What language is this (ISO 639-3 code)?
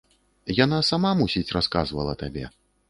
bel